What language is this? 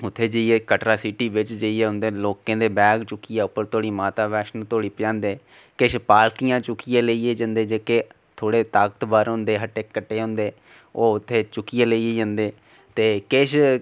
Dogri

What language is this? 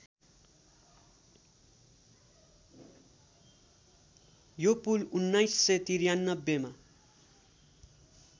Nepali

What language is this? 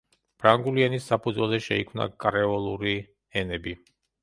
Georgian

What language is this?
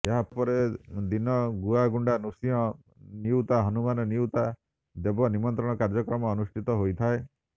Odia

